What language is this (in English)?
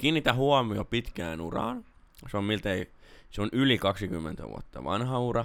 Finnish